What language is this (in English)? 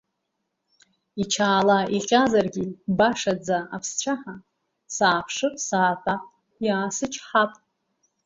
Abkhazian